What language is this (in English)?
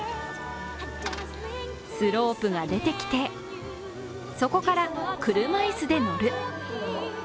Japanese